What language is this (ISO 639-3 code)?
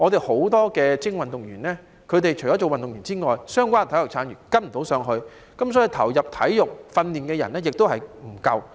yue